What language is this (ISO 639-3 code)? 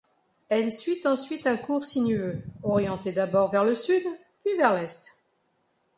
fra